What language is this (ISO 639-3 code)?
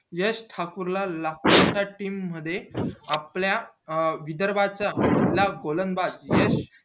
mar